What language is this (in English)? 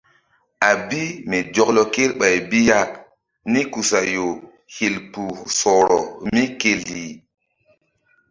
Mbum